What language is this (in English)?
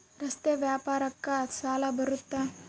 Kannada